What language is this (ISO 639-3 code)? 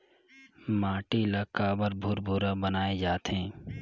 hne